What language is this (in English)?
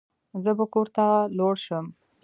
Pashto